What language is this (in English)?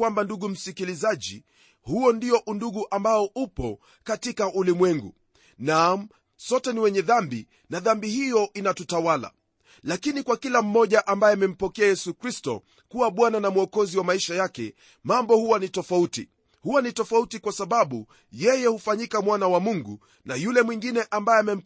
Swahili